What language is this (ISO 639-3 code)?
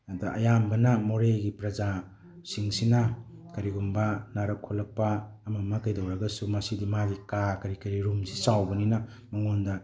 mni